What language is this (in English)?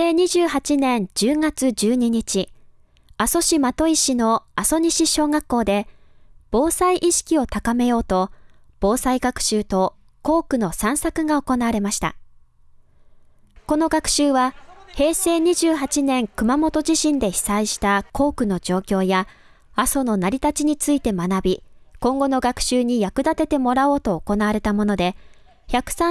Japanese